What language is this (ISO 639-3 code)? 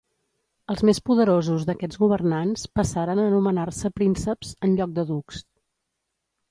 cat